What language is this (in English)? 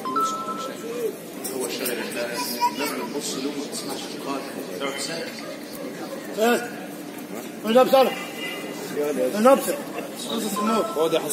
Arabic